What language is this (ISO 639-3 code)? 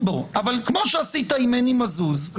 heb